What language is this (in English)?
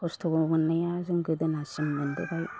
Bodo